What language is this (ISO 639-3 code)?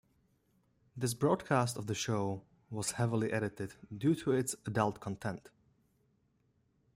eng